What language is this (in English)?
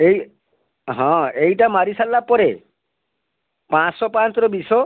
Odia